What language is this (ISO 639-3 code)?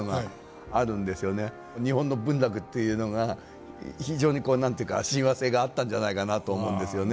jpn